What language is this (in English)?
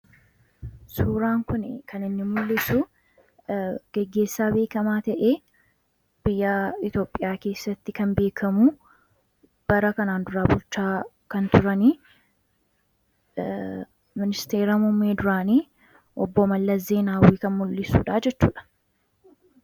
Oromo